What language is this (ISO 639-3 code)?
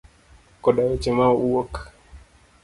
luo